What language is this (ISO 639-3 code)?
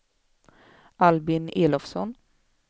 swe